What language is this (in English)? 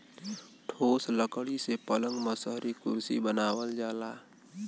Bhojpuri